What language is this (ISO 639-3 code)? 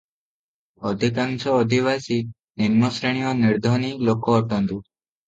ori